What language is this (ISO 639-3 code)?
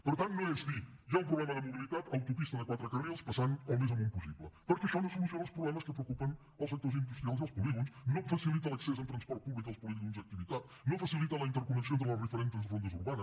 cat